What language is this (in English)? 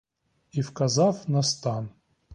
Ukrainian